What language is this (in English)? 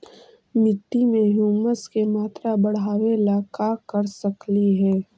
Magahi